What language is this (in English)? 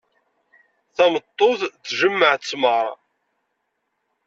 Kabyle